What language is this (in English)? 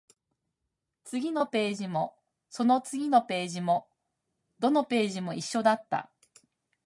Japanese